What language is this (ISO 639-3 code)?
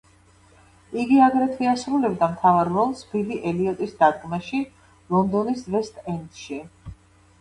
kat